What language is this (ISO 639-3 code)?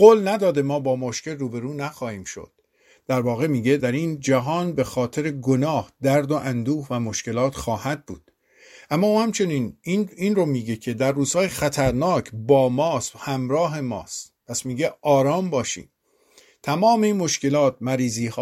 fas